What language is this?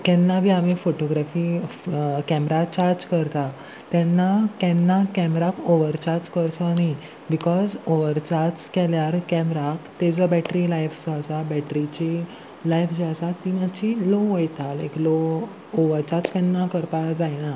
Konkani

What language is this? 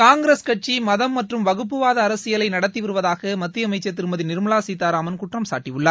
Tamil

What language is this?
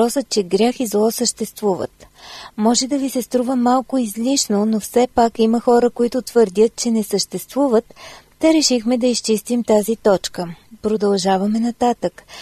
Bulgarian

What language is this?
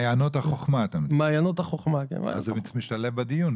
Hebrew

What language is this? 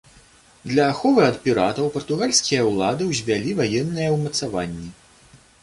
Belarusian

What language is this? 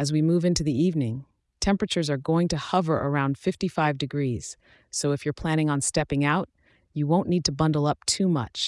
English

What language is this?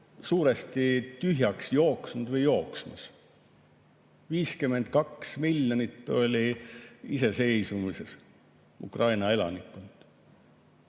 Estonian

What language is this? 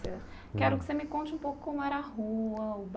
Portuguese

